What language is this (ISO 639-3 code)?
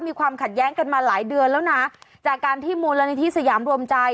tha